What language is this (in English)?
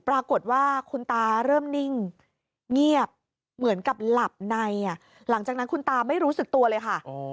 Thai